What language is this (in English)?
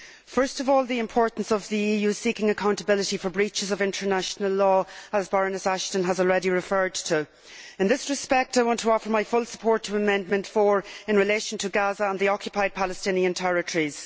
English